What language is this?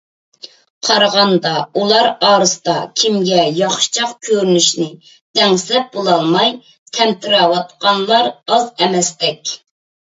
Uyghur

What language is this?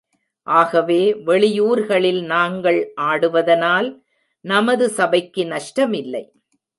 Tamil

